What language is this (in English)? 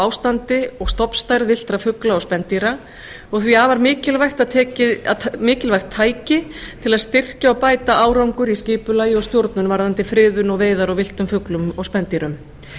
Icelandic